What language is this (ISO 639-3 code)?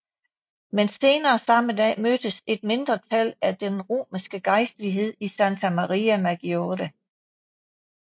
dan